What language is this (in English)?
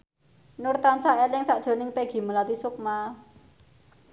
Javanese